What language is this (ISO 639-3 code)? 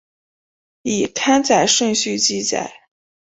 zho